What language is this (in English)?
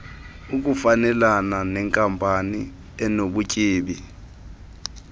Xhosa